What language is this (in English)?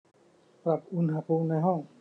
Thai